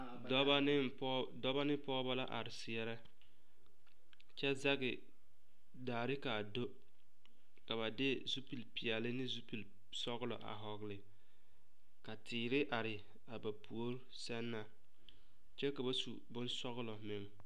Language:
Southern Dagaare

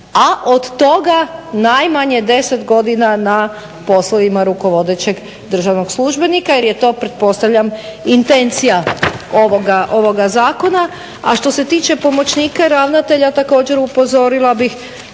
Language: Croatian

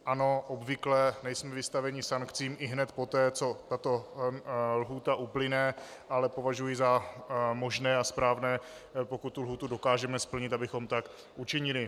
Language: Czech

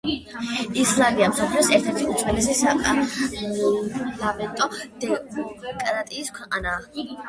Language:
Georgian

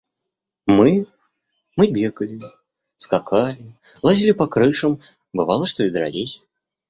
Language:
Russian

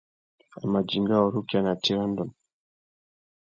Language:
Tuki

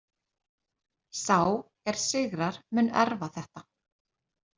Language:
Icelandic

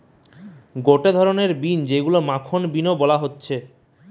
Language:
Bangla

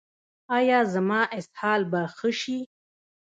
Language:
Pashto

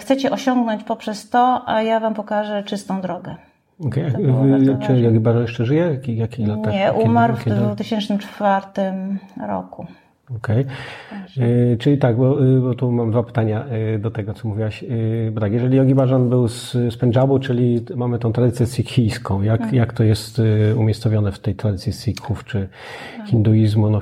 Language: Polish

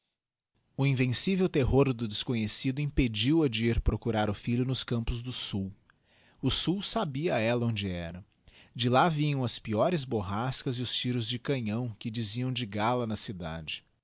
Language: Portuguese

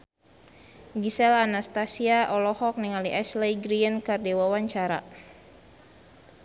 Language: Sundanese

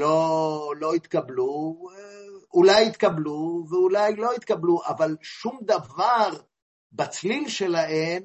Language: Hebrew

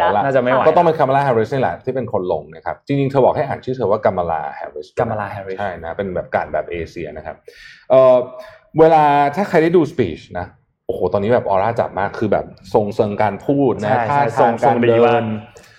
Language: Thai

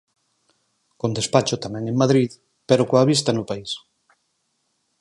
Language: Galician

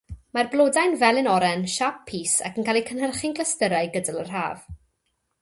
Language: Welsh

